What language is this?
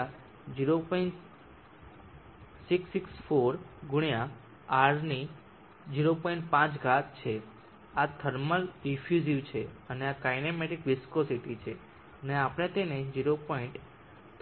Gujarati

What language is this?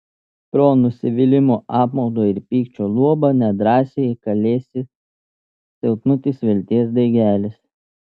Lithuanian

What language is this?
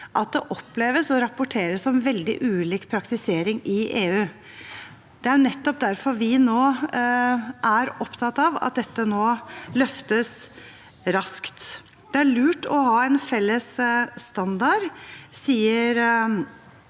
Norwegian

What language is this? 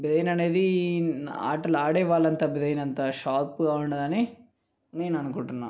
Telugu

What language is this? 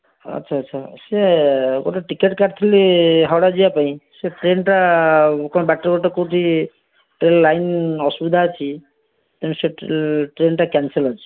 Odia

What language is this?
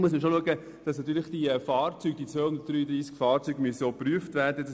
Swiss German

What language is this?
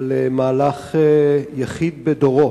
Hebrew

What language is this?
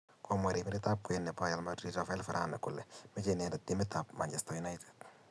Kalenjin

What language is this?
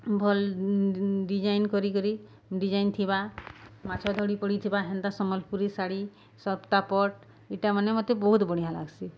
Odia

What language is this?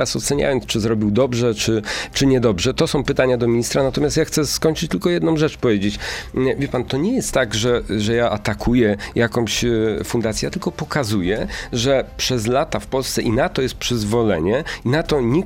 Polish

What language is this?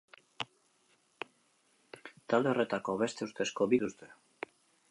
Basque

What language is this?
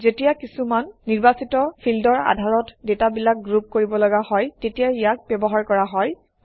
Assamese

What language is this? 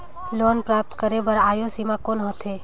Chhattisgarhi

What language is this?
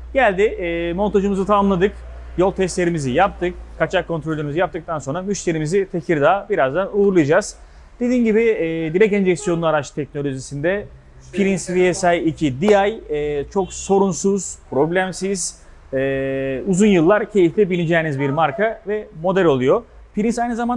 Turkish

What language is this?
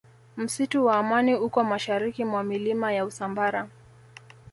Swahili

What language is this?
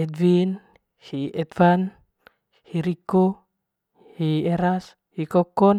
Manggarai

